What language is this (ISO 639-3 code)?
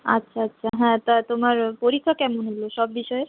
ben